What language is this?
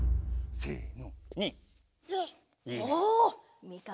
Japanese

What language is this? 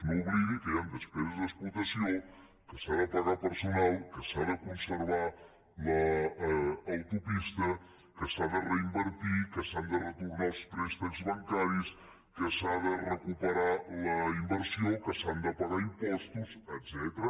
Catalan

